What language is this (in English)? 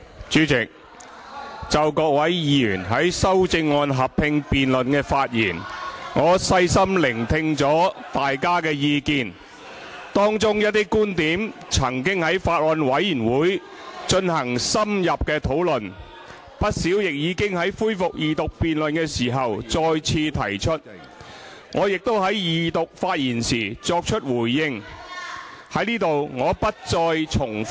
Cantonese